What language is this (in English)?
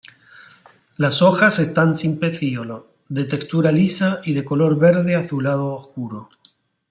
Spanish